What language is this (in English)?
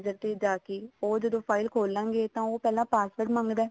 Punjabi